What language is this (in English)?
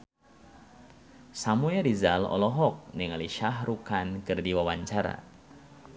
Sundanese